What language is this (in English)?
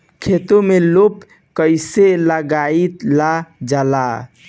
Bhojpuri